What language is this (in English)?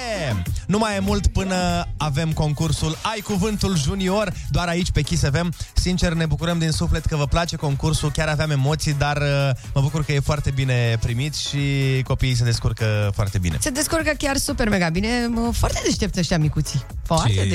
Romanian